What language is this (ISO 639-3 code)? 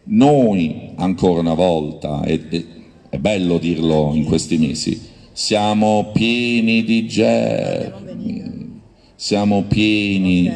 ita